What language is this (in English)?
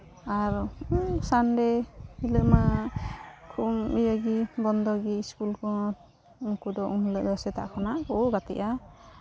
Santali